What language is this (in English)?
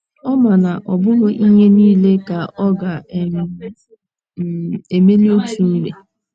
Igbo